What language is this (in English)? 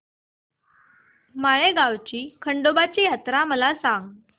Marathi